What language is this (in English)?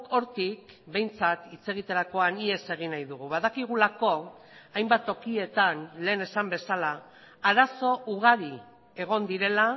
Basque